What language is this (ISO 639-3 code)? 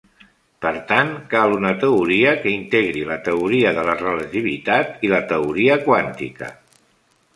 cat